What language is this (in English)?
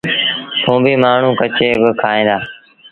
Sindhi Bhil